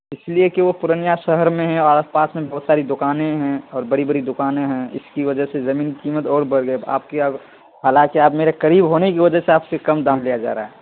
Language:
Urdu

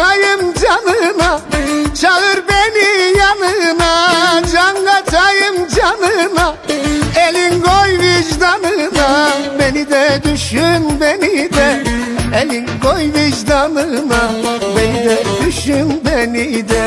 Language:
Turkish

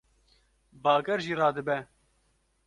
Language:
Kurdish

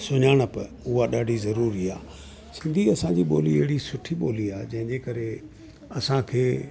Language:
Sindhi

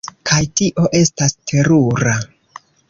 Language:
Esperanto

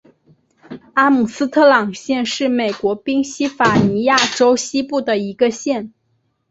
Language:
Chinese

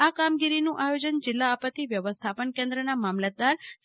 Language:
Gujarati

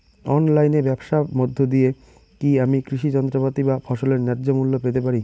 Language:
Bangla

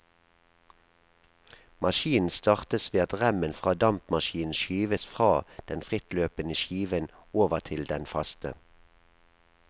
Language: Norwegian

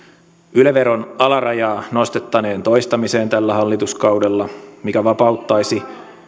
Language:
Finnish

